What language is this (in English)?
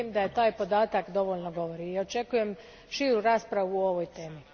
Croatian